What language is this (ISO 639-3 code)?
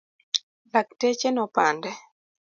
luo